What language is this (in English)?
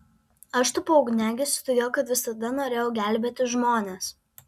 Lithuanian